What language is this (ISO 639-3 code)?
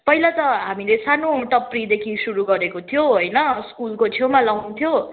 nep